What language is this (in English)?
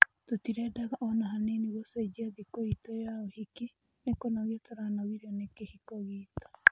Kikuyu